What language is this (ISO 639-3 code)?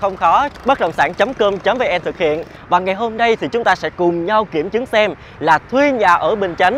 vie